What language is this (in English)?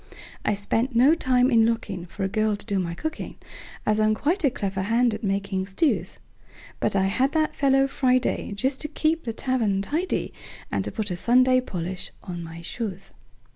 English